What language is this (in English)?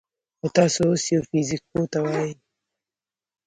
Pashto